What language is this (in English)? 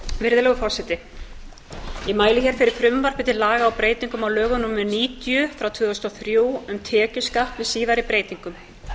Icelandic